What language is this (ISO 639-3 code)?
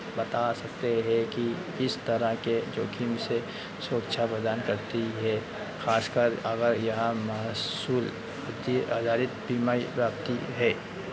hin